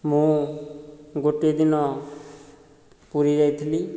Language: Odia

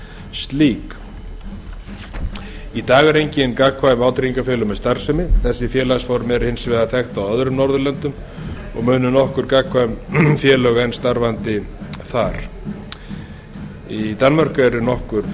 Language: Icelandic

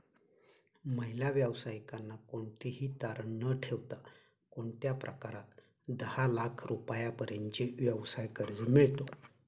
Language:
Marathi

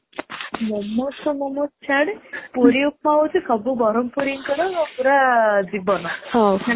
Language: Odia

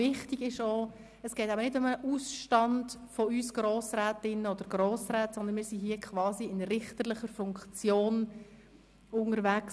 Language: Swiss German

